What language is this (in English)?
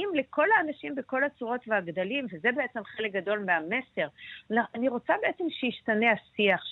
Hebrew